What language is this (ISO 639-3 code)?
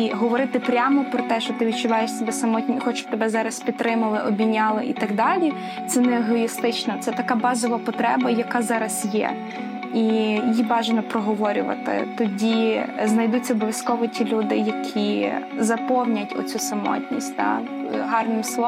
ukr